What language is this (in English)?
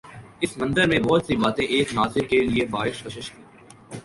Urdu